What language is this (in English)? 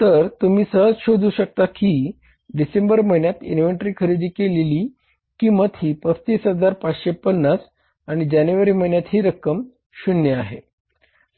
Marathi